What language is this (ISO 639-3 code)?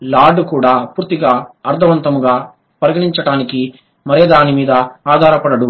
tel